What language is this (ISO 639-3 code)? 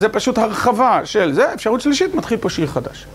heb